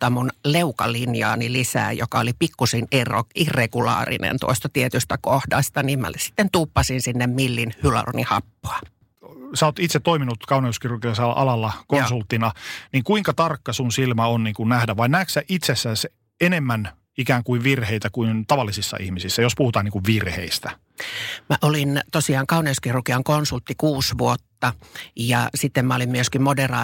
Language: Finnish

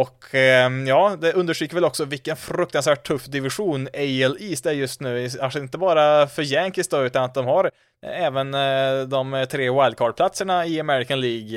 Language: Swedish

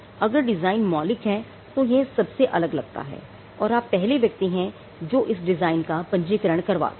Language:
Hindi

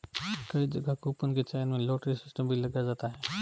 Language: Hindi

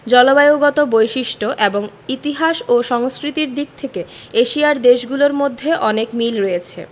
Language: Bangla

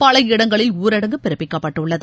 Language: Tamil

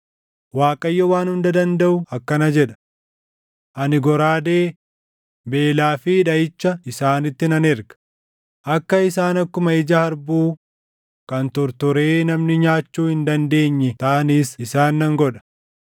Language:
Oromo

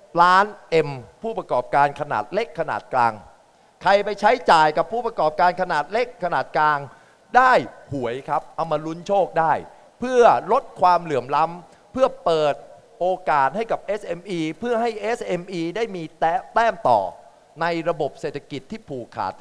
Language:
Thai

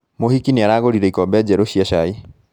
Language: Kikuyu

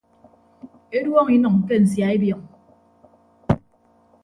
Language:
Ibibio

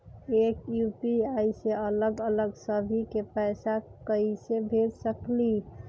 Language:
Magahi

